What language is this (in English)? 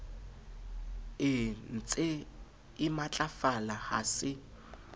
Southern Sotho